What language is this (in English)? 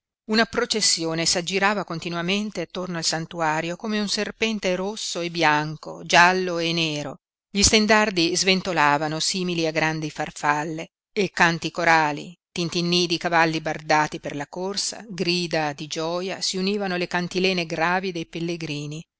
Italian